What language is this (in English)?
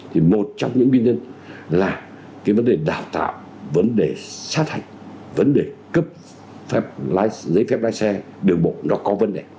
Vietnamese